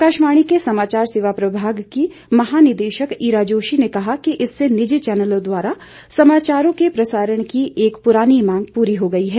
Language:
Hindi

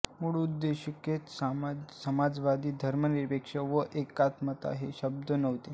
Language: Marathi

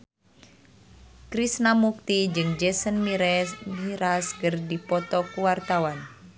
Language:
Sundanese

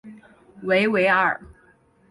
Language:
Chinese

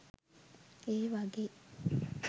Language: Sinhala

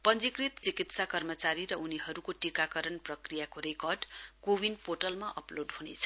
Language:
Nepali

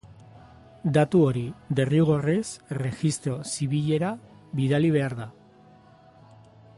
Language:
Basque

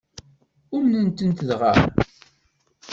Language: Kabyle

